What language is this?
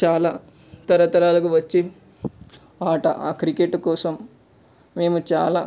Telugu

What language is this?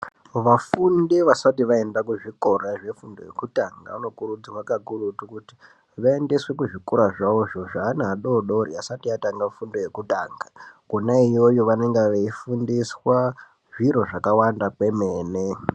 Ndau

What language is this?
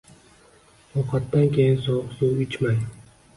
Uzbek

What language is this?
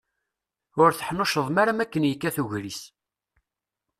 Kabyle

